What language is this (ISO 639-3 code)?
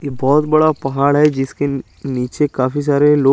hin